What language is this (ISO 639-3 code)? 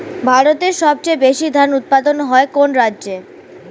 ben